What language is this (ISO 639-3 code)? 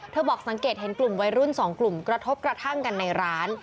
tha